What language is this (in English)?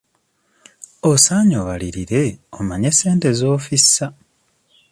Ganda